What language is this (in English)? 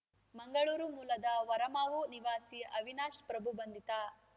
Kannada